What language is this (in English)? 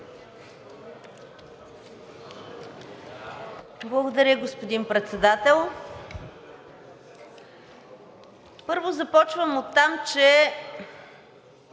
Bulgarian